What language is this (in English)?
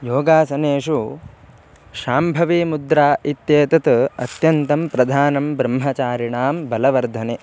Sanskrit